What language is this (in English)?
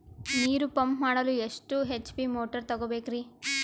Kannada